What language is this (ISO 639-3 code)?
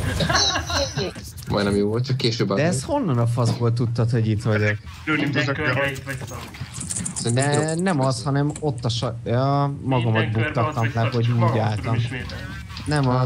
hun